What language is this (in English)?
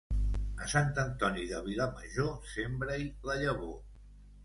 Catalan